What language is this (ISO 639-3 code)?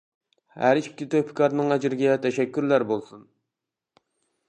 uig